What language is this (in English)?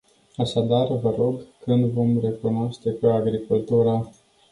Romanian